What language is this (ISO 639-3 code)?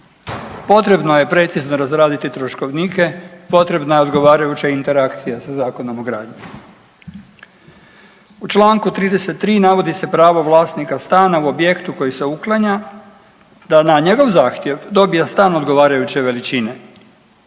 hrv